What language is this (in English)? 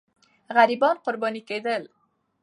Pashto